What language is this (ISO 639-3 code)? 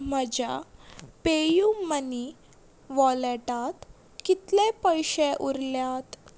kok